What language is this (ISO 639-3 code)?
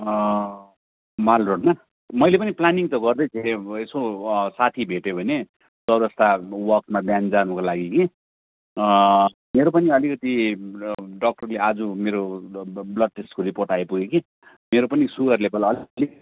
nep